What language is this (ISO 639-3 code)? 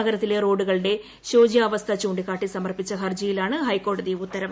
mal